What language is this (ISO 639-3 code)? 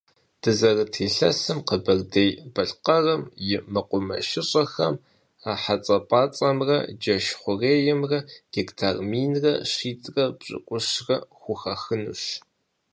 kbd